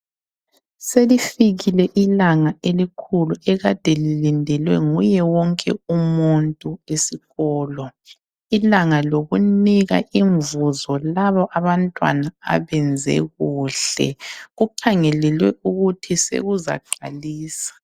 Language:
North Ndebele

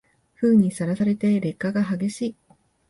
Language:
Japanese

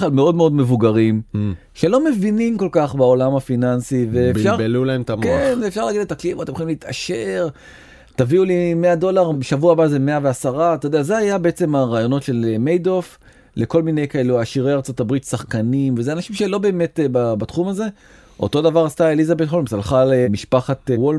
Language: Hebrew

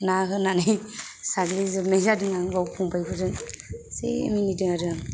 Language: Bodo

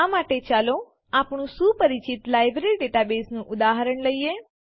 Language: Gujarati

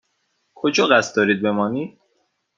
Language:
Persian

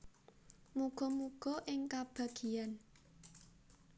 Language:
Javanese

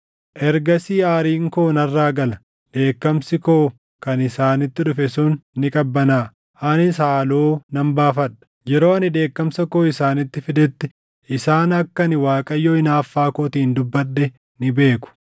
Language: Oromo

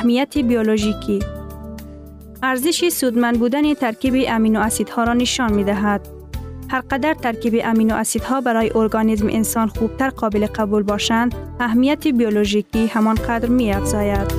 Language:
Persian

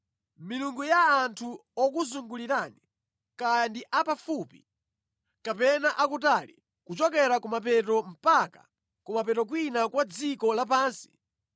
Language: Nyanja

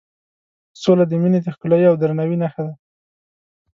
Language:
Pashto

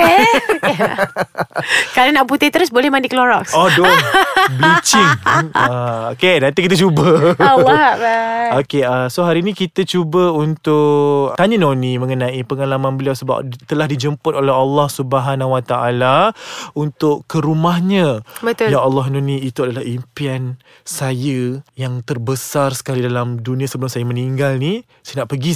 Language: Malay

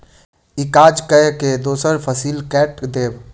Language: Maithili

